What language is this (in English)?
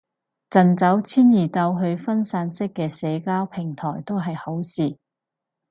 Cantonese